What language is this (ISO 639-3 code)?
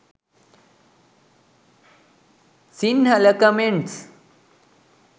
sin